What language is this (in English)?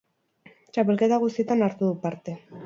Basque